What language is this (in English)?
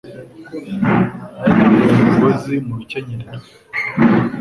Kinyarwanda